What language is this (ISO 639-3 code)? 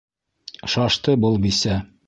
bak